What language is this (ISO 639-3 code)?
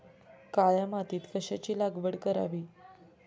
mar